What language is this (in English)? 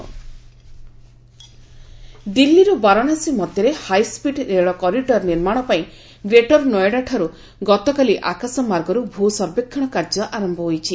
Odia